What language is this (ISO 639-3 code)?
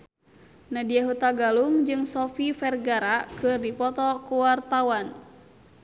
sun